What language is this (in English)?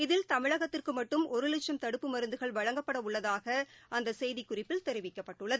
Tamil